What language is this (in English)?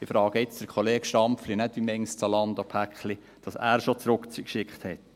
Swiss German